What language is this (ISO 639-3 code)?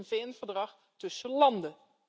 nld